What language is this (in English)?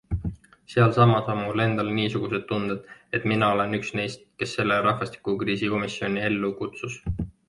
Estonian